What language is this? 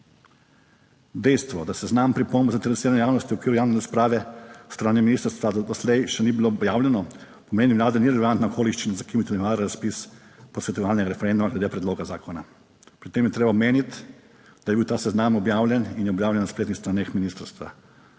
Slovenian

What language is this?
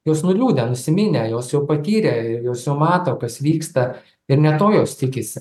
Lithuanian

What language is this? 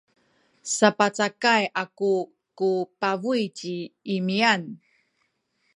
Sakizaya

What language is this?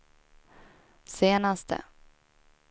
Swedish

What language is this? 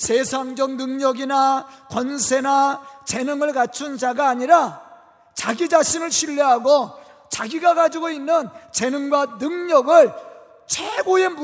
Korean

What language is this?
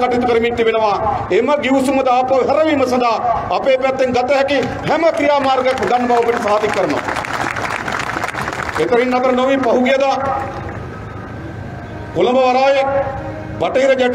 Indonesian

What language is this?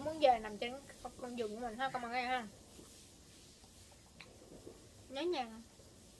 Vietnamese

